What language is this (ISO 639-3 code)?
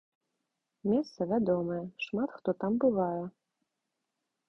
bel